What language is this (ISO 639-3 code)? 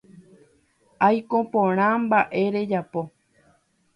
grn